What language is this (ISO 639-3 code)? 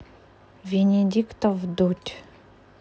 rus